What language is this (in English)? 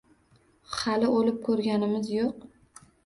Uzbek